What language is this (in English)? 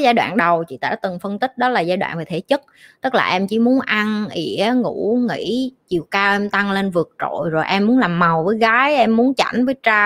Vietnamese